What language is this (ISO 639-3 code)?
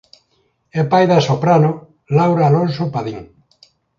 glg